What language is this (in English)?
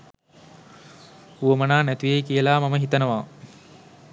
Sinhala